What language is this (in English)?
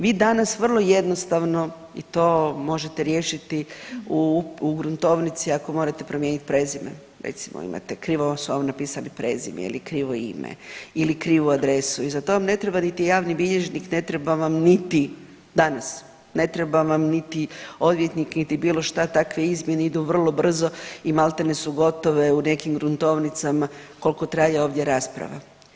Croatian